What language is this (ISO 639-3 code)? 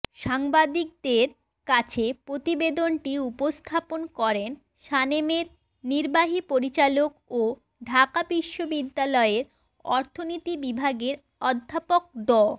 ben